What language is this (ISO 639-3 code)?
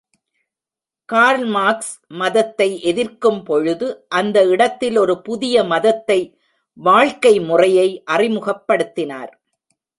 tam